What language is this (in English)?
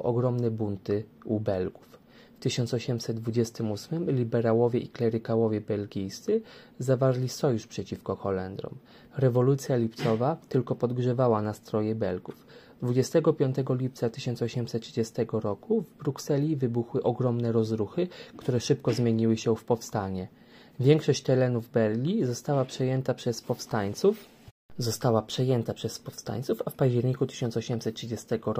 Polish